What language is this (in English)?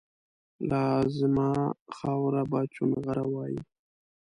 Pashto